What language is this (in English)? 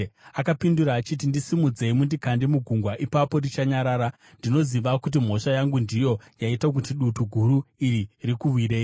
Shona